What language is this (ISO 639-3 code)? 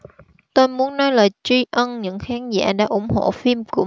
vie